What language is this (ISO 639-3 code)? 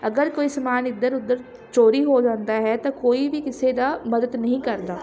pan